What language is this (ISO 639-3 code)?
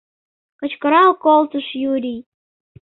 chm